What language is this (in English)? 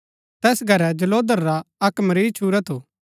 Gaddi